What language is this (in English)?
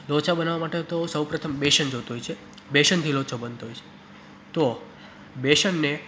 Gujarati